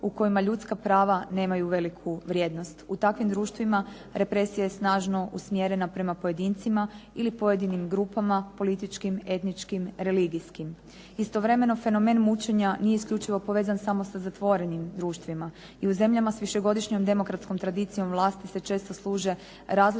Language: Croatian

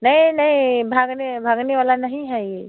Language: Hindi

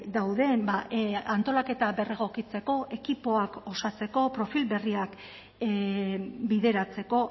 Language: Basque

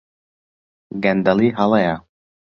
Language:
Central Kurdish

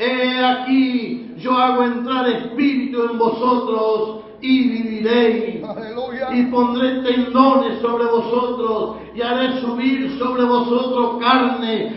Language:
Spanish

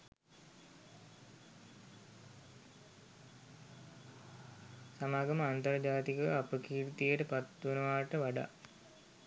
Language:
Sinhala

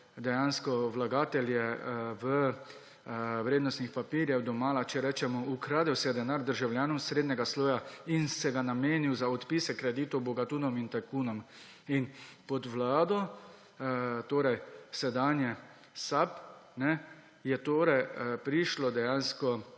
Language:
Slovenian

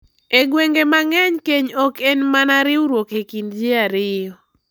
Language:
Luo (Kenya and Tanzania)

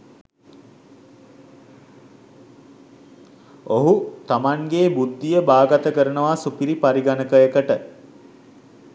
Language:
Sinhala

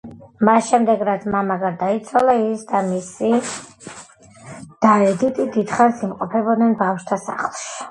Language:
Georgian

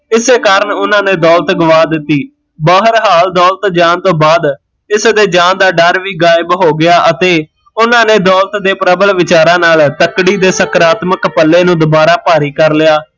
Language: Punjabi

